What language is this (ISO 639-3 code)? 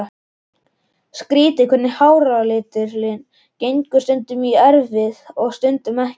isl